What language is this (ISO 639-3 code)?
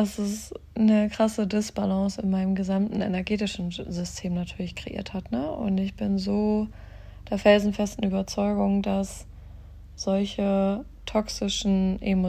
deu